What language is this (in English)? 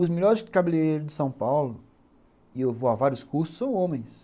Portuguese